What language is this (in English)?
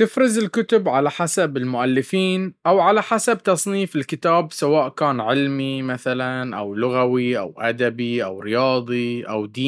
Baharna Arabic